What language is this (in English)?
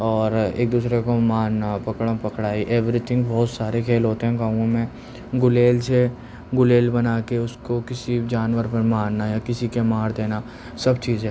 Urdu